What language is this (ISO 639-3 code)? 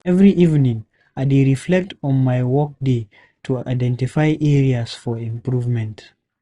pcm